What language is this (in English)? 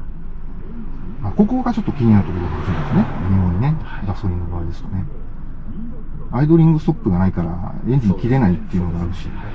Japanese